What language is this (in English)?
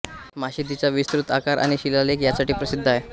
Marathi